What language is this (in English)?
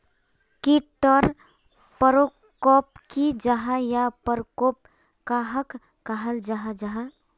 Magahi